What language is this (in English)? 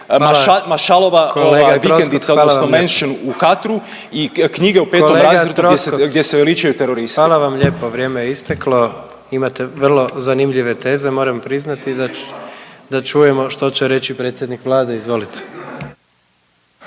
Croatian